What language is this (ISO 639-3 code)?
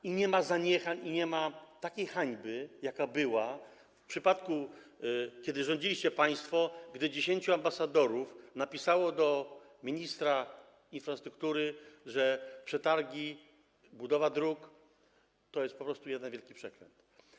pol